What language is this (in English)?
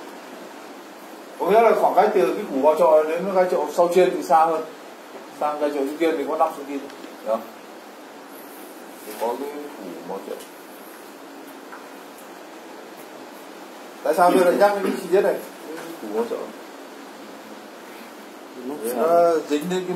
Vietnamese